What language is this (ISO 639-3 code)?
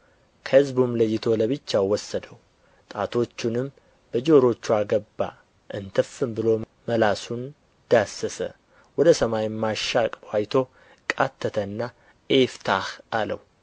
amh